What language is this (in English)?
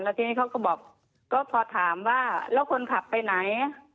Thai